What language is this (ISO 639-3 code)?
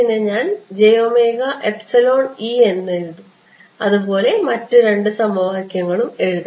mal